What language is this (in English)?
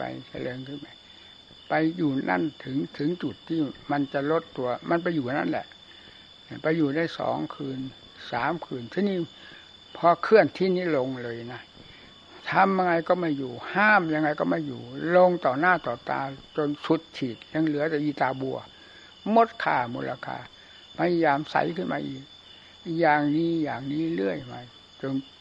Thai